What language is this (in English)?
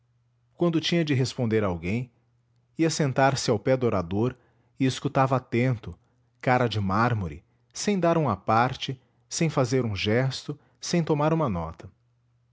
Portuguese